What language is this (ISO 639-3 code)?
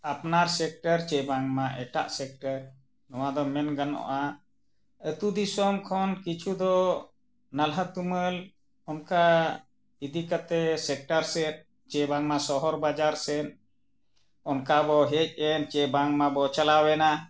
sat